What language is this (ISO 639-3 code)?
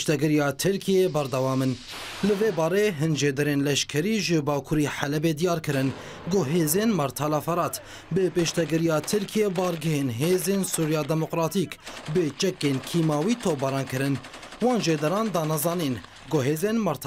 ara